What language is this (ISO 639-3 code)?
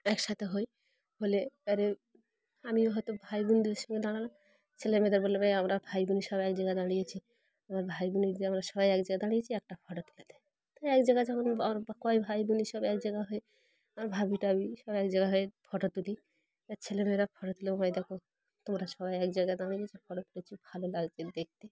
ben